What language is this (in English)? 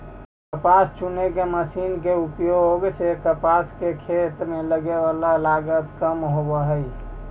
Magahi